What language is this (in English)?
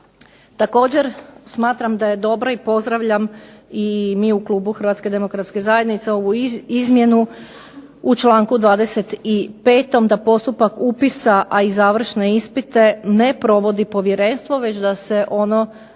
Croatian